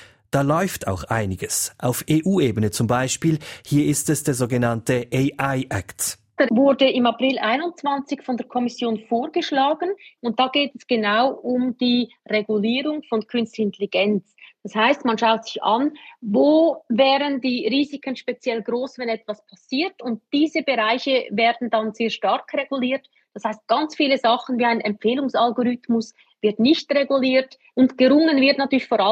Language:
German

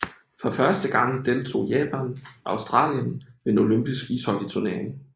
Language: Danish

